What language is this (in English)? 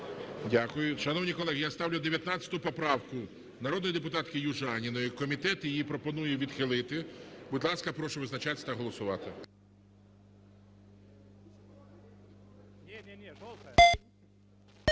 Ukrainian